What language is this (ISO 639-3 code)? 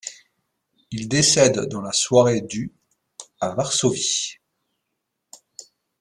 fra